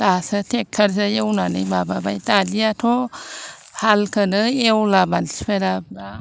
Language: Bodo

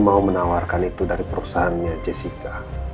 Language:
Indonesian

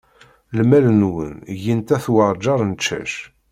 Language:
Kabyle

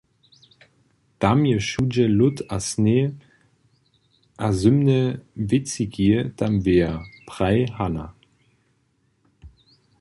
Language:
Upper Sorbian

